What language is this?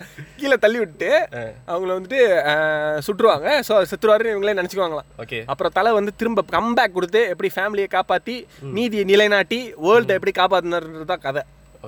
Tamil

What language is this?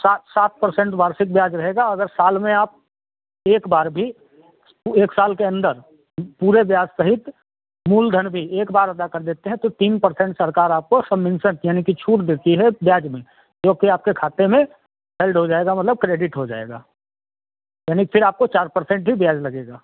Hindi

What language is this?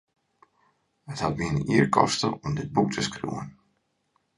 Western Frisian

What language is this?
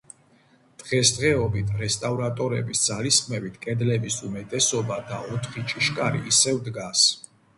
Georgian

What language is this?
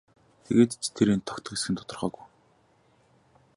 Mongolian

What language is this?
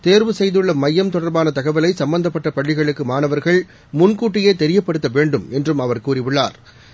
Tamil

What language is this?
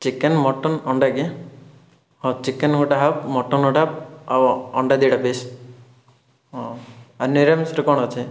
Odia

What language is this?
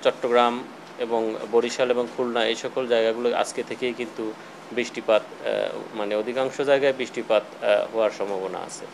Bangla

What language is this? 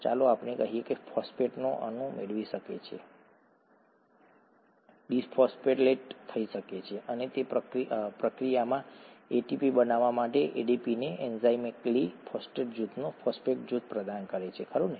Gujarati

